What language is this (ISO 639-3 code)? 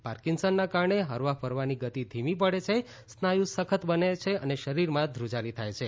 guj